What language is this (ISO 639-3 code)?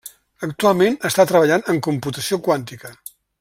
cat